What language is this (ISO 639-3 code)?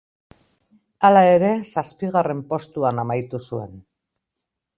eus